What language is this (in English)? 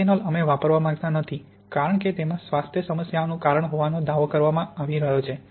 Gujarati